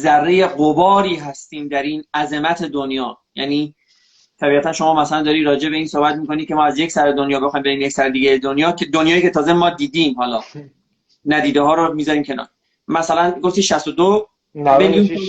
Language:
Persian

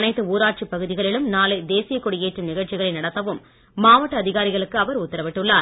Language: Tamil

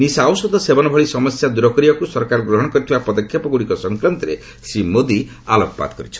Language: Odia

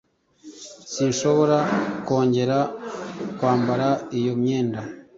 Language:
Kinyarwanda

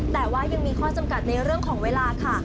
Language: Thai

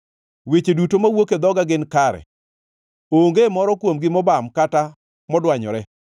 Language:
Luo (Kenya and Tanzania)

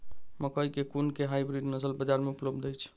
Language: Maithili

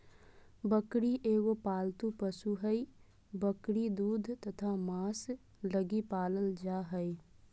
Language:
Magahi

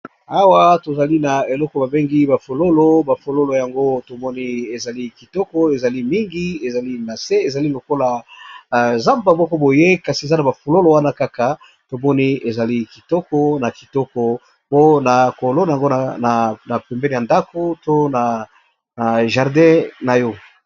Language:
Lingala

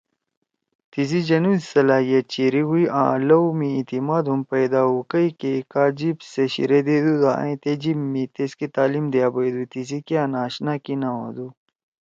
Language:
Torwali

